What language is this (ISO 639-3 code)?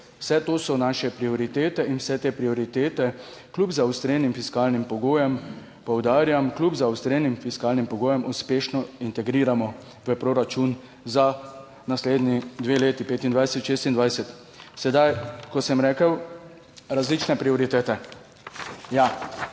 slv